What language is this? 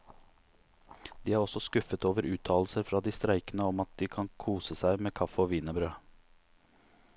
Norwegian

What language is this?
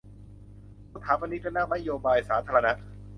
Thai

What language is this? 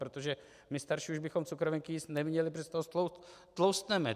Czech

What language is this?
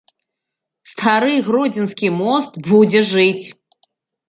Belarusian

